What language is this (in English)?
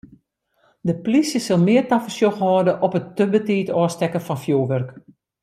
Western Frisian